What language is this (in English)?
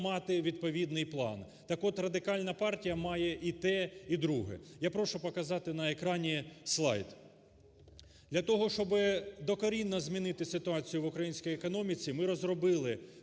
Ukrainian